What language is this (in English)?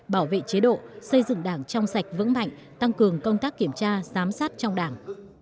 Vietnamese